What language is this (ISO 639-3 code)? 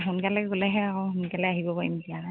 asm